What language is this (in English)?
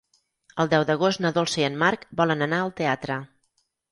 Catalan